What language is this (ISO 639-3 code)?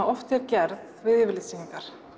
isl